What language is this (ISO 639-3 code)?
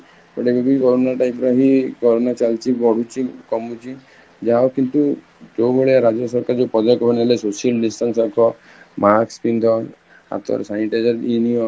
ori